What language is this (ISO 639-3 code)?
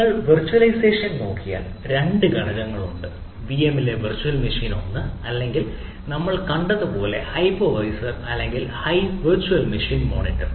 mal